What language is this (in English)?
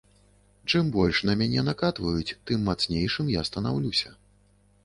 Belarusian